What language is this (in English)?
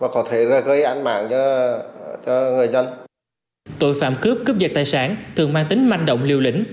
Vietnamese